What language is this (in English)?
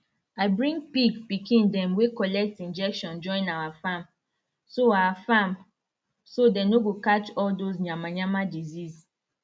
Nigerian Pidgin